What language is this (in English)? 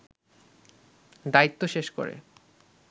Bangla